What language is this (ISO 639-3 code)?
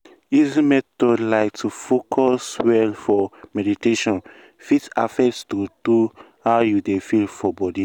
pcm